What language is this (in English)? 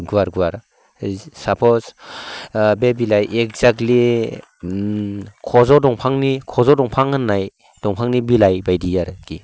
Bodo